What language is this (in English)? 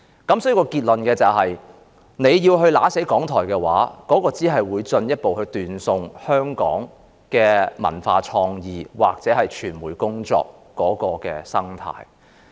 Cantonese